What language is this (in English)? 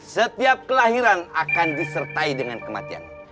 Indonesian